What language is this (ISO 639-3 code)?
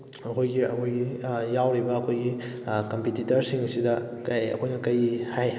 mni